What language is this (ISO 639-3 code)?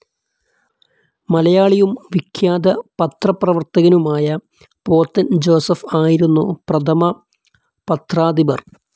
mal